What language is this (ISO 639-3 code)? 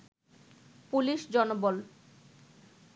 ben